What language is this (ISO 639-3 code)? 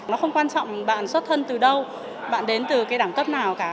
vie